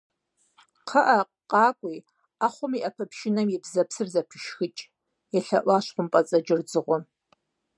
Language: Kabardian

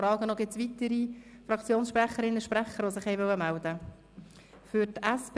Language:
Swiss German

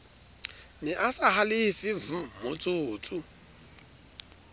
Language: Southern Sotho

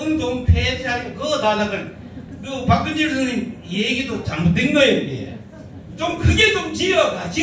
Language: Korean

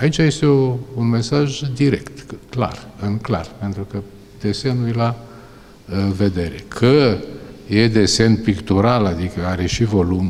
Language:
Romanian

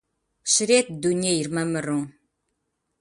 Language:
Kabardian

